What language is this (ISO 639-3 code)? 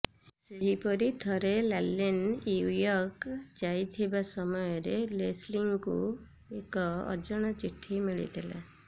ori